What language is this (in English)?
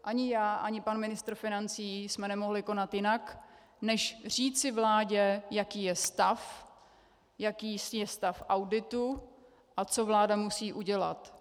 Czech